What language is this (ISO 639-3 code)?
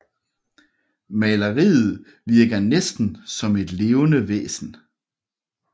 dan